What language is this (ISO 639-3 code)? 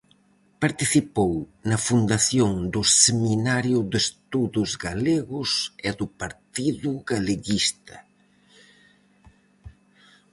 glg